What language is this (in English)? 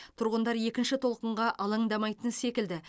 Kazakh